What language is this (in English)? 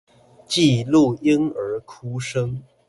Chinese